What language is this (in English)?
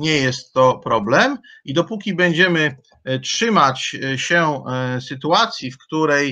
Polish